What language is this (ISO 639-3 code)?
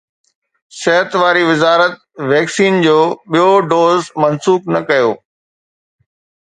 snd